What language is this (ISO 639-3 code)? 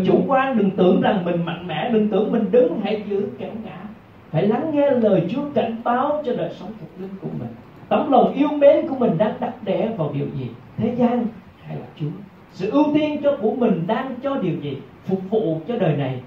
vie